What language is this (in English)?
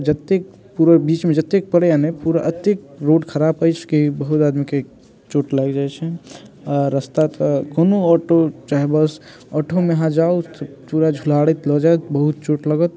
Maithili